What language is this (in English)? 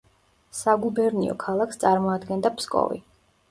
Georgian